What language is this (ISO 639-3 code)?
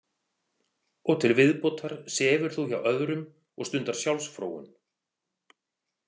isl